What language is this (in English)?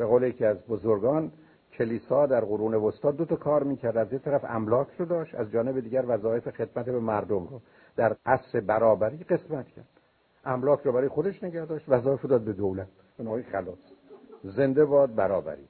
Persian